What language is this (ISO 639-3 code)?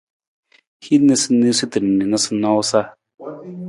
nmz